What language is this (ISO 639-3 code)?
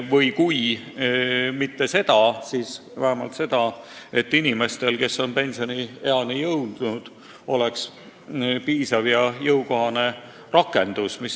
est